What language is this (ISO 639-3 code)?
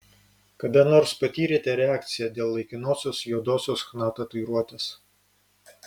lit